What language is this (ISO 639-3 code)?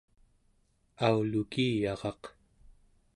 esu